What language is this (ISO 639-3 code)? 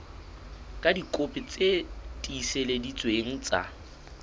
sot